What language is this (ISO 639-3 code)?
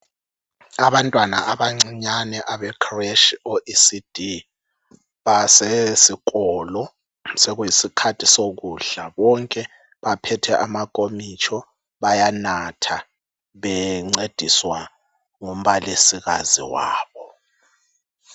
nde